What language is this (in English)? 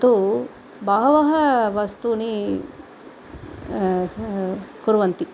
Sanskrit